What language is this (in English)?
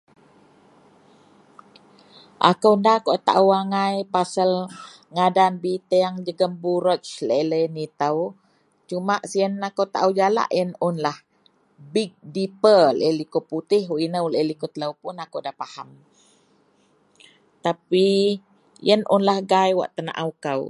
Central Melanau